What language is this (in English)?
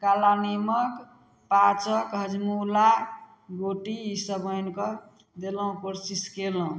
Maithili